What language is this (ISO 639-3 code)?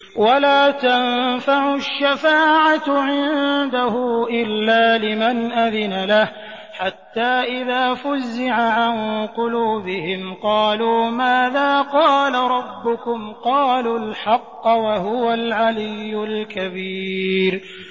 ara